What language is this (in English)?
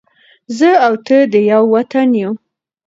Pashto